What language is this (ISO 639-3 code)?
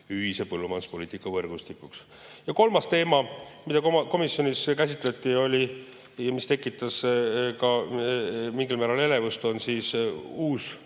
est